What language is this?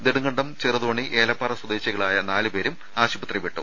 Malayalam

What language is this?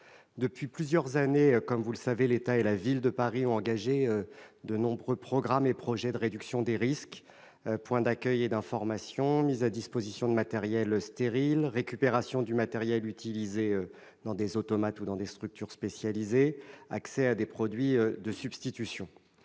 French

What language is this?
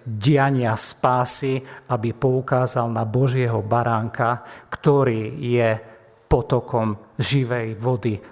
Slovak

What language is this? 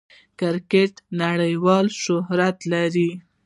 Pashto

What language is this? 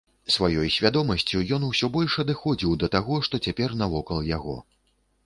Belarusian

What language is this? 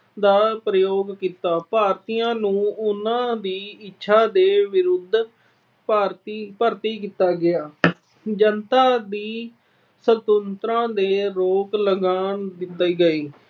Punjabi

